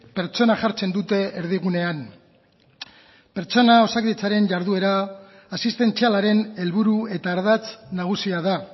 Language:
Basque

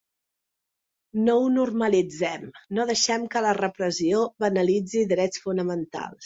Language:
Catalan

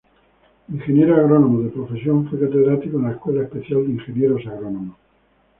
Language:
Spanish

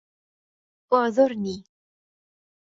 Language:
Arabic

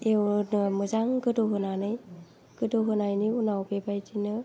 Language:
Bodo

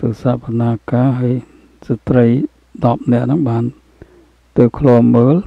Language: Thai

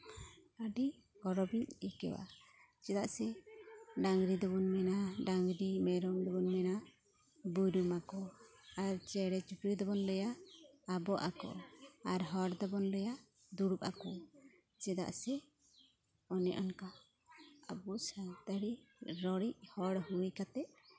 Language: Santali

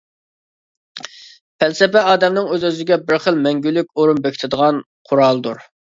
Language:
Uyghur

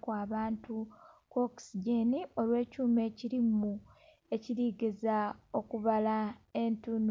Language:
Soga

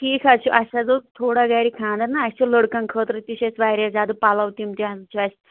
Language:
Kashmiri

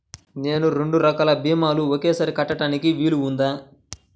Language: Telugu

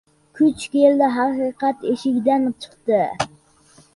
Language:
Uzbek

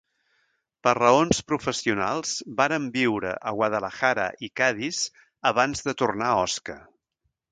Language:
Catalan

